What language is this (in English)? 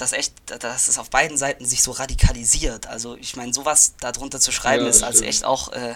German